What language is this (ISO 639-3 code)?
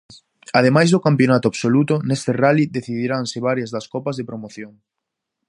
glg